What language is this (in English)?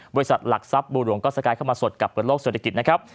Thai